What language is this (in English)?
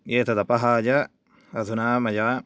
Sanskrit